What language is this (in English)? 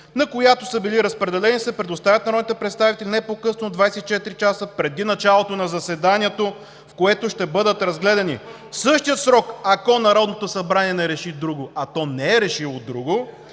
Bulgarian